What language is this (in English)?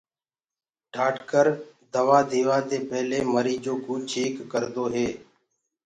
Gurgula